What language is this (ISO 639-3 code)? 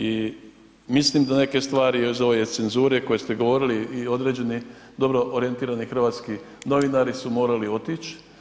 hrv